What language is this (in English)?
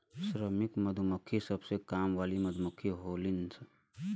Bhojpuri